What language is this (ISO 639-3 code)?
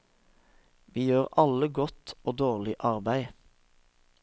nor